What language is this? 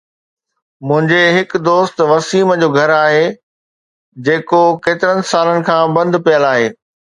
Sindhi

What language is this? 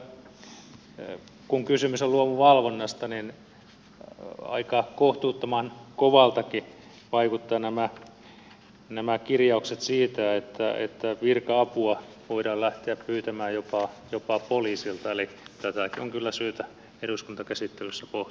Finnish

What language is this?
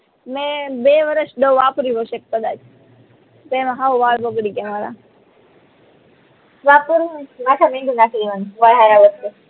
Gujarati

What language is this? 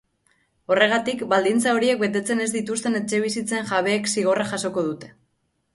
Basque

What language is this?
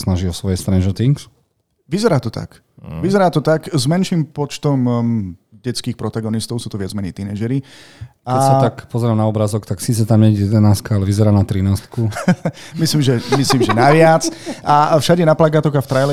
Slovak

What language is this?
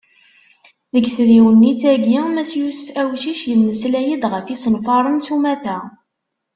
Kabyle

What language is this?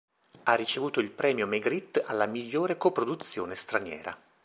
Italian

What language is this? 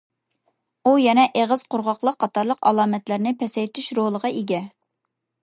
Uyghur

